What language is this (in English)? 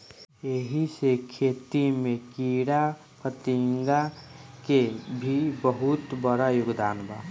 Bhojpuri